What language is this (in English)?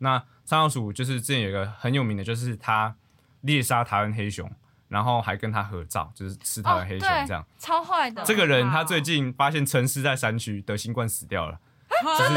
Chinese